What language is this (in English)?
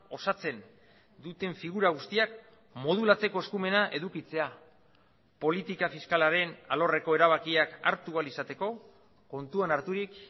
Basque